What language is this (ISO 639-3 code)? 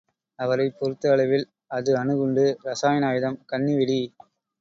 tam